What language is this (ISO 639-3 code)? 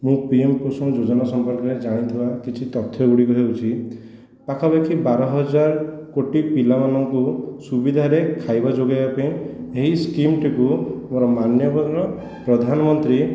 ori